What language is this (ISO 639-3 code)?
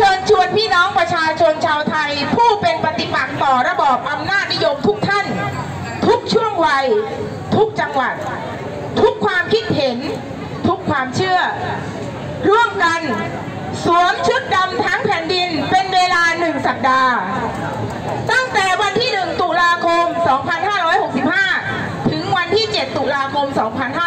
tha